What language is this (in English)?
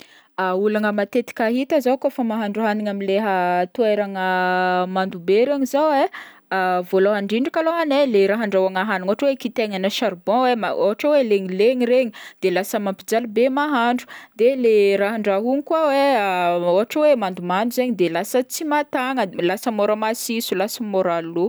Northern Betsimisaraka Malagasy